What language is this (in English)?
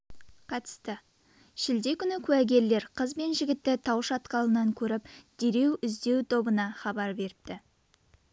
Kazakh